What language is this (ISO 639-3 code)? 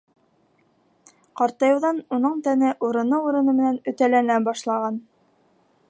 bak